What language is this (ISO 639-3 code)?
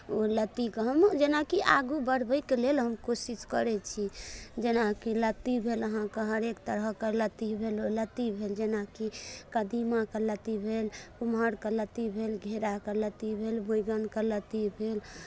mai